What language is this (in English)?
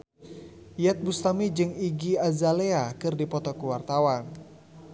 Sundanese